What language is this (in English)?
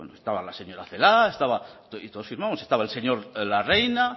Spanish